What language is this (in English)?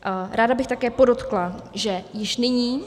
Czech